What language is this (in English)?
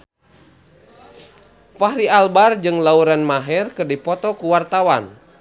Sundanese